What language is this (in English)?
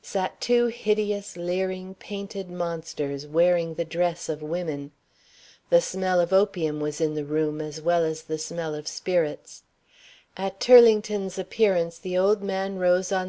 English